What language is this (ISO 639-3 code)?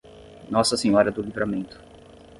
por